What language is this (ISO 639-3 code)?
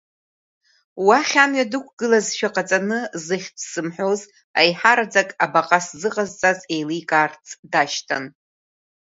abk